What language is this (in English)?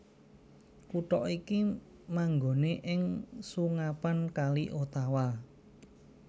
Javanese